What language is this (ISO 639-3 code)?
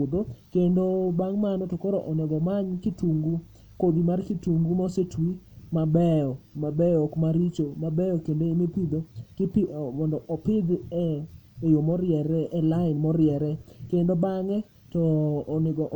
luo